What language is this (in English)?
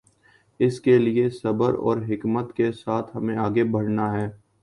Urdu